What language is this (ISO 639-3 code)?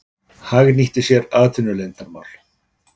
isl